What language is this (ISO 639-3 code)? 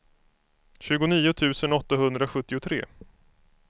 swe